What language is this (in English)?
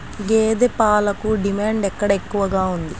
Telugu